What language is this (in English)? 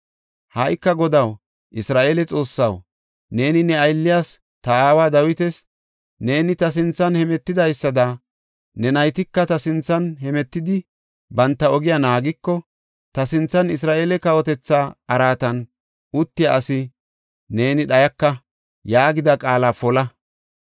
Gofa